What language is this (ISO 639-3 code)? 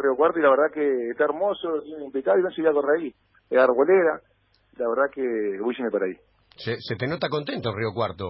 spa